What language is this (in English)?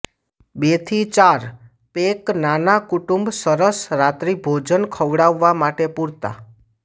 Gujarati